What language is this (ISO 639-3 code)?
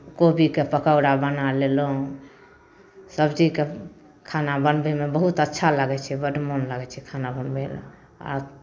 mai